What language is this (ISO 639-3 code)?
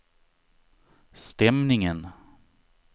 swe